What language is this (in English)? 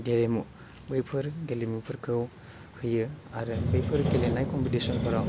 Bodo